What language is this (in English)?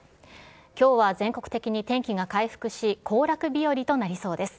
Japanese